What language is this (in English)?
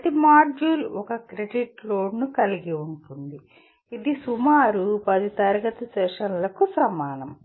Telugu